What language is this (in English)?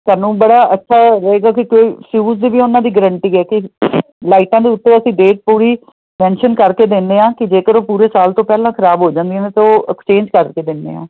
Punjabi